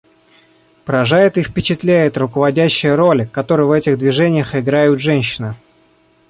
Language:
Russian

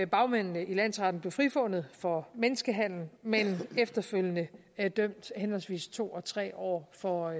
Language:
Danish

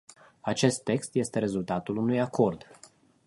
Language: Romanian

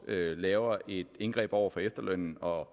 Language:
Danish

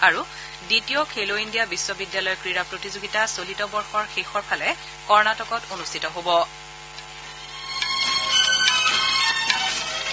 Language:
Assamese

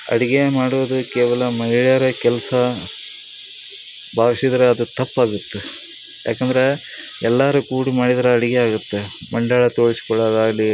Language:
Kannada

